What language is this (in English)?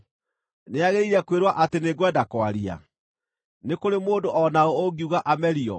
Kikuyu